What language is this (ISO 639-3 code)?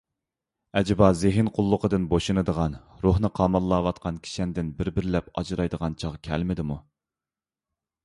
uig